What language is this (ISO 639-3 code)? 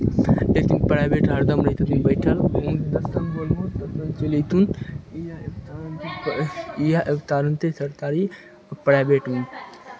mai